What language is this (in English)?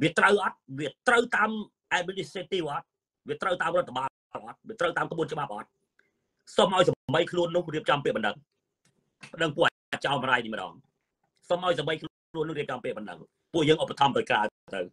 Thai